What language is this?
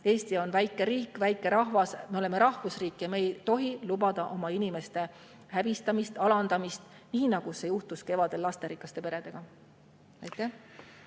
Estonian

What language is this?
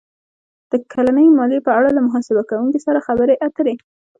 Pashto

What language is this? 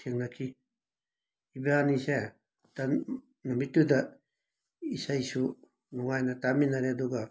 Manipuri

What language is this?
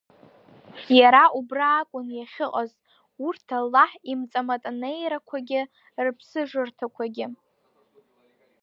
Abkhazian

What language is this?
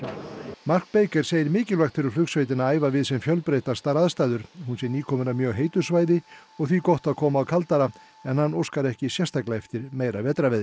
Icelandic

